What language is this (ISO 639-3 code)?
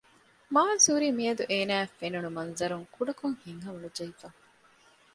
div